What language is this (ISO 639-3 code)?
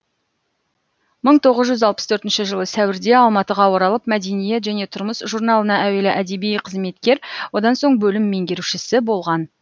kaz